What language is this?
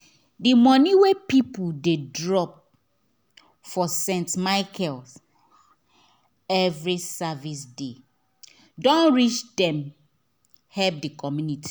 Nigerian Pidgin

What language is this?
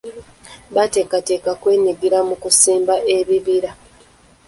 Ganda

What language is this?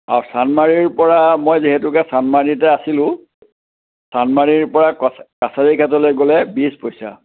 Assamese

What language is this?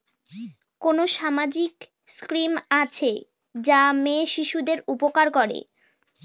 Bangla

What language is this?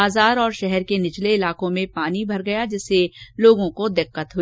Hindi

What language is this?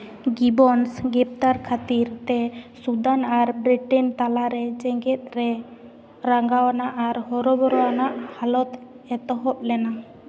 Santali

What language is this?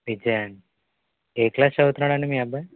Telugu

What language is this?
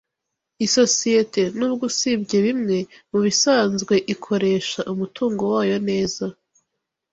Kinyarwanda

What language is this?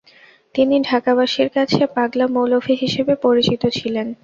Bangla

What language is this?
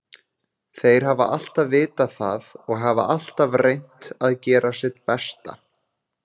Icelandic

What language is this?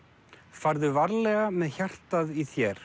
Icelandic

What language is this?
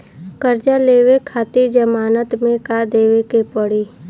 Bhojpuri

